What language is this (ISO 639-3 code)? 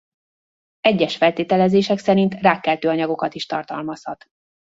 hun